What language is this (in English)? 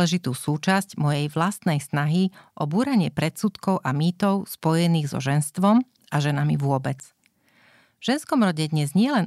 Slovak